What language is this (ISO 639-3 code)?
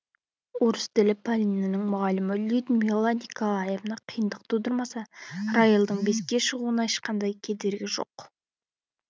kaz